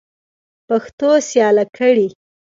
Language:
Pashto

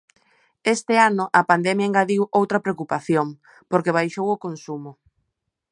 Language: Galician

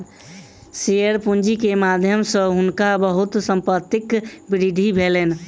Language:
Maithili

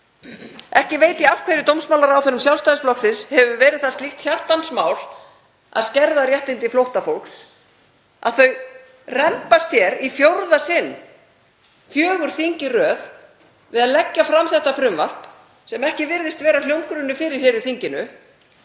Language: Icelandic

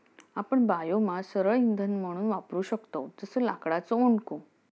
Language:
Marathi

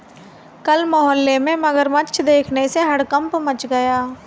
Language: Hindi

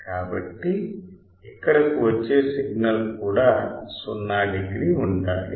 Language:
Telugu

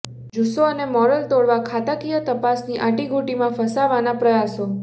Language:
Gujarati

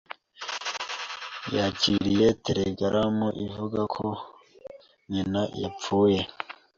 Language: Kinyarwanda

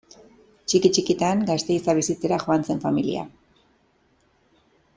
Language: Basque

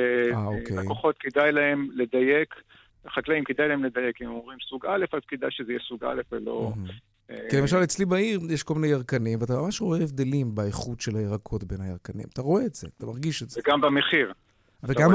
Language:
Hebrew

